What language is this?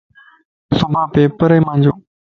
Lasi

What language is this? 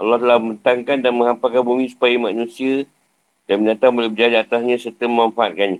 Malay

